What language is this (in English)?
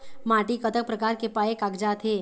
Chhattisgarhi